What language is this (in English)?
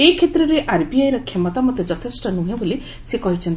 Odia